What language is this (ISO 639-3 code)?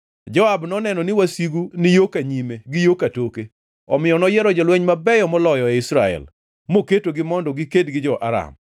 luo